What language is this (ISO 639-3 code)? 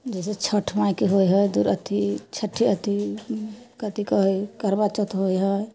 mai